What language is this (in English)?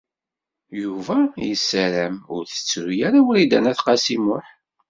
Kabyle